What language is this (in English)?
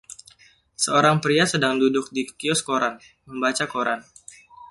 Indonesian